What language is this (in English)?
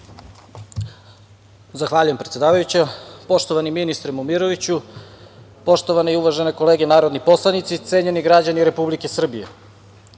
Serbian